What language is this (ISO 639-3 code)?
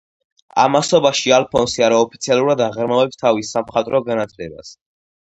kat